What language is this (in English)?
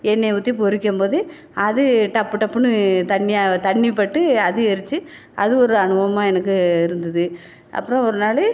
Tamil